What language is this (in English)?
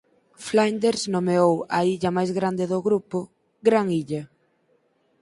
Galician